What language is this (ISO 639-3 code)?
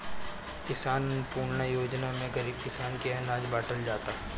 bho